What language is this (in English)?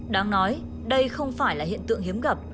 Vietnamese